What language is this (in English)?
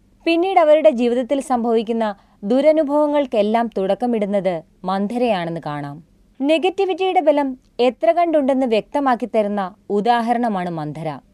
Malayalam